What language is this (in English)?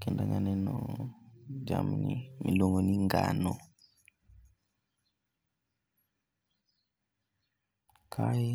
Luo (Kenya and Tanzania)